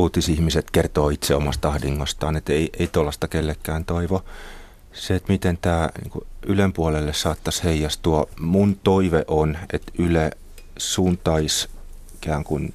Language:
Finnish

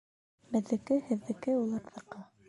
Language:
Bashkir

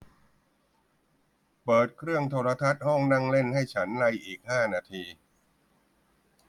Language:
Thai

